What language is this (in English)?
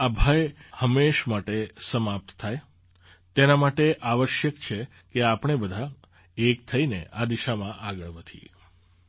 Gujarati